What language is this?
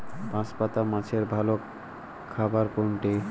Bangla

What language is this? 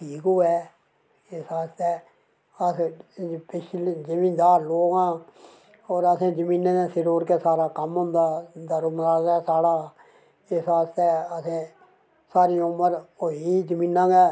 Dogri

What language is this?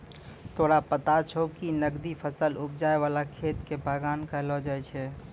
Maithili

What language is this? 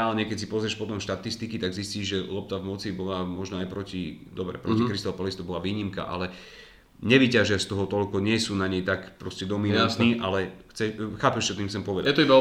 Slovak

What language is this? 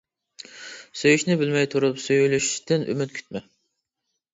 Uyghur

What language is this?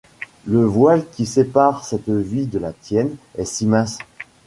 French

